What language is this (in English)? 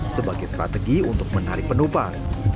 Indonesian